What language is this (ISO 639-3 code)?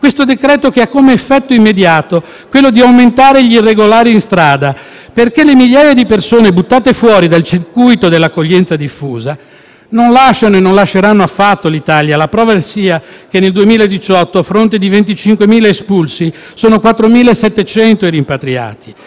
ita